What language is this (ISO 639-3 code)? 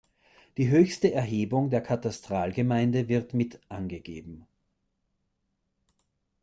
deu